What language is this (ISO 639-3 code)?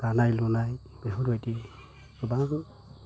brx